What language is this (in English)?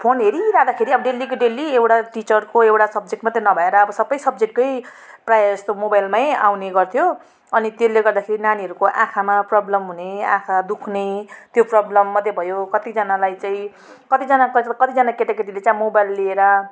Nepali